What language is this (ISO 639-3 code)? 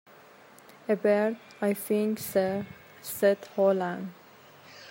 eng